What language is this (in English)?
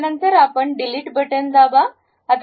Marathi